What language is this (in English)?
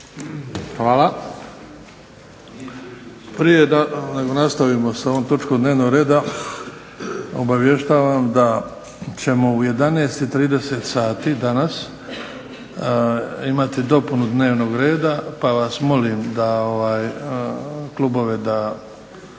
Croatian